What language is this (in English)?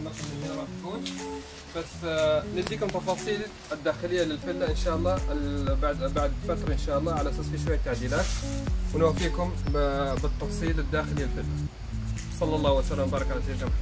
Arabic